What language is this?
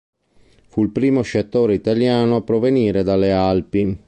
Italian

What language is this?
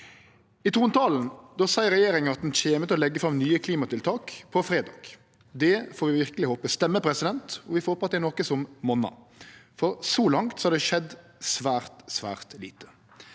Norwegian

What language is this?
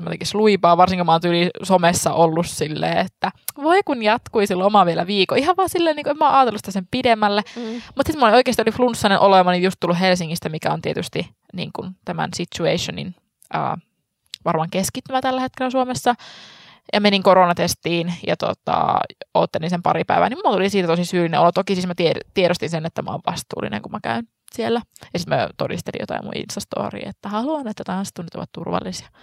Finnish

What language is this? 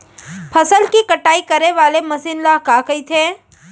Chhattisgarhi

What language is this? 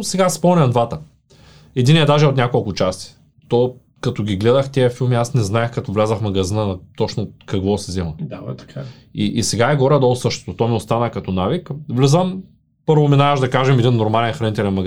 Bulgarian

